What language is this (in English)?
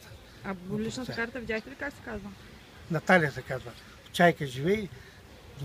Bulgarian